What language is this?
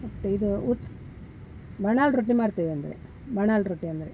Kannada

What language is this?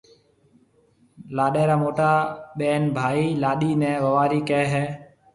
Marwari (Pakistan)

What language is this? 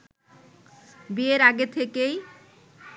Bangla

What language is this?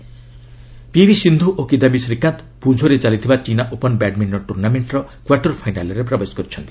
Odia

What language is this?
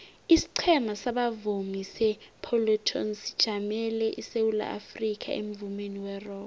South Ndebele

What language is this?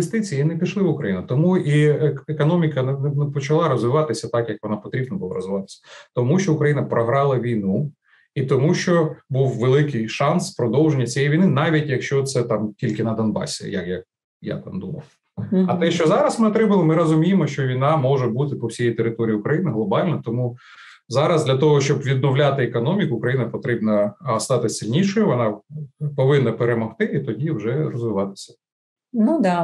Ukrainian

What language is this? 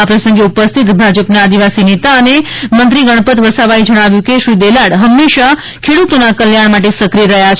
Gujarati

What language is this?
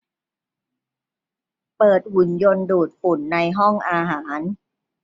Thai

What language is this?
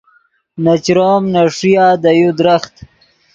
Yidgha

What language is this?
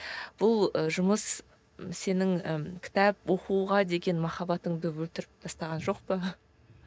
Kazakh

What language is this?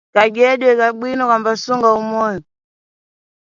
Nyungwe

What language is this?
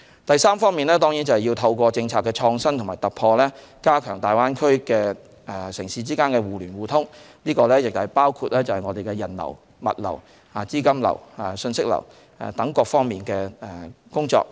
Cantonese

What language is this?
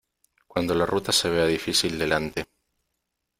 Spanish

